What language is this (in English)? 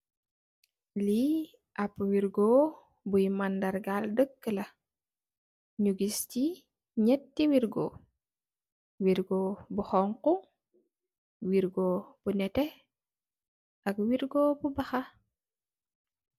Wolof